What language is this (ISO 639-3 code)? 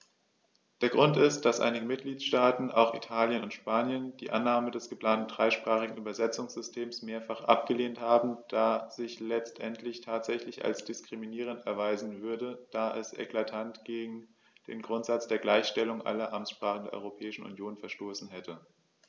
deu